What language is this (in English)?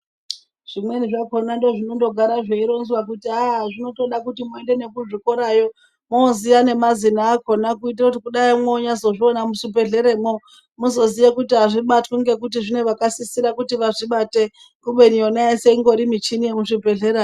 Ndau